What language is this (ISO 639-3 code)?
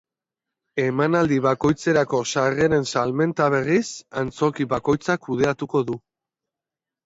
eus